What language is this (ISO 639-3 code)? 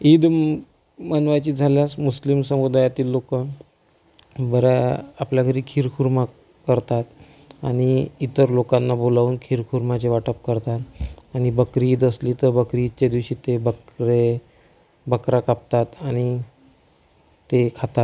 mar